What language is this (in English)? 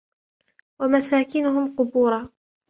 Arabic